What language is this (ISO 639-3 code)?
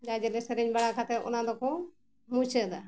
sat